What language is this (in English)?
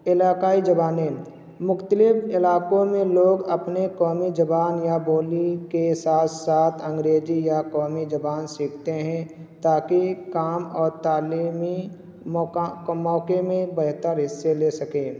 Urdu